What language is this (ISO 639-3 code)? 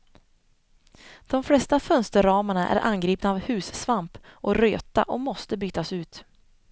swe